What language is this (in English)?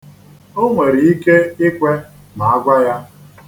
Igbo